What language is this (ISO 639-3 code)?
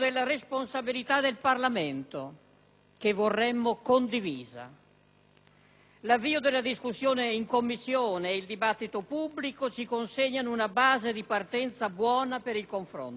ita